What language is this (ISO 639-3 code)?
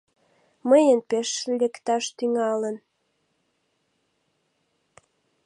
chm